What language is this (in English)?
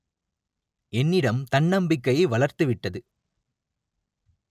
Tamil